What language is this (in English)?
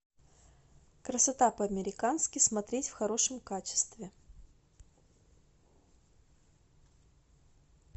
Russian